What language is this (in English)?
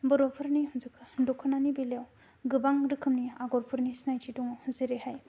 Bodo